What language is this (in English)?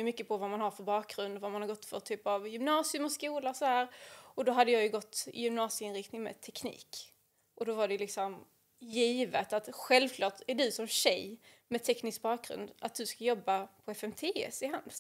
Swedish